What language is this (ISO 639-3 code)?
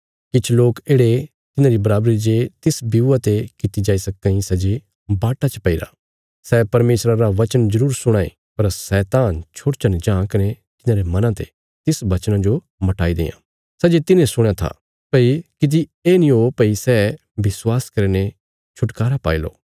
kfs